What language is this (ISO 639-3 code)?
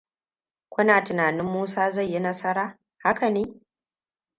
hau